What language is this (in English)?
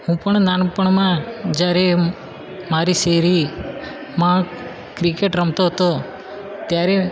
Gujarati